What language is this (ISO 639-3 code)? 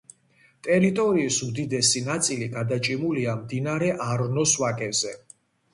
kat